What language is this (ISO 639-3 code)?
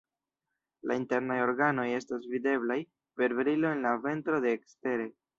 epo